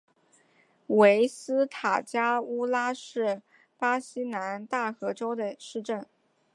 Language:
Chinese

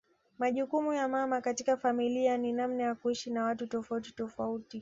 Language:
Swahili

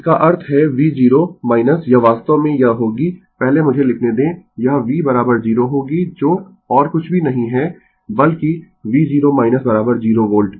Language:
Hindi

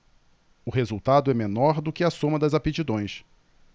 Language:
Portuguese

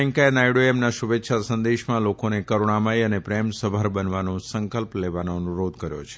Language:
Gujarati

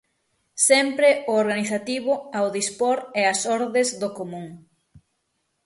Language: Galician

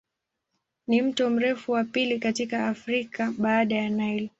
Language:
Swahili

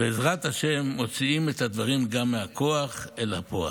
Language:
Hebrew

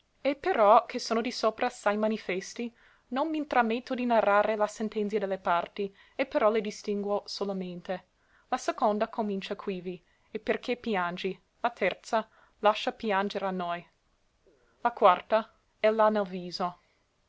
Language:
Italian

